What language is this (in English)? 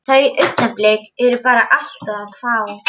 Icelandic